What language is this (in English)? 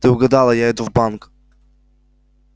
Russian